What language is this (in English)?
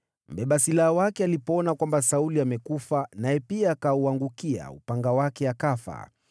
Swahili